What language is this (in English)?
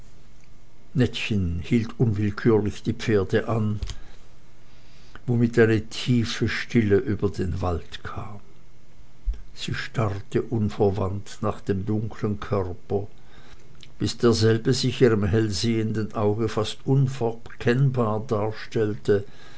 German